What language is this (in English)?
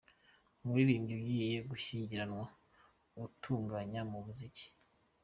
Kinyarwanda